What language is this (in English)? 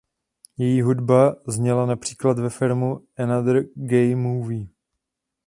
Czech